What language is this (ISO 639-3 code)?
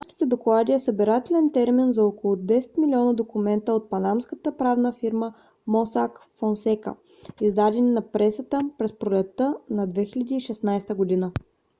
bul